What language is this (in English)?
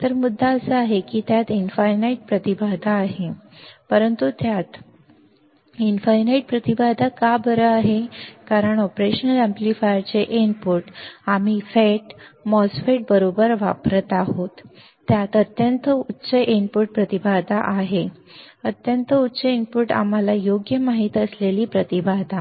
Marathi